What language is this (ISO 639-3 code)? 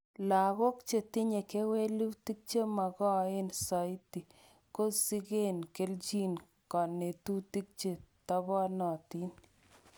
kln